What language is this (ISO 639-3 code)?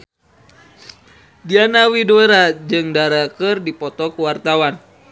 sun